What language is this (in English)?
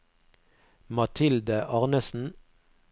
Norwegian